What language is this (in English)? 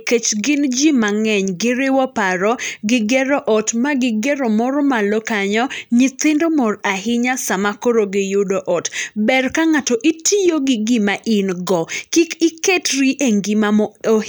Luo (Kenya and Tanzania)